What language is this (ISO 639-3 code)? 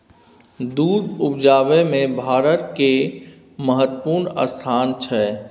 mai